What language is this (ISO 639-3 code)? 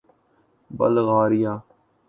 urd